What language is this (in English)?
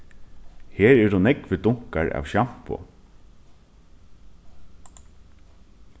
Faroese